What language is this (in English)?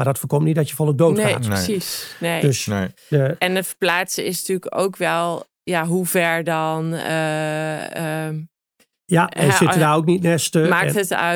Dutch